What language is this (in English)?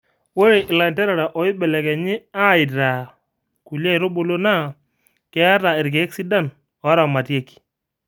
Masai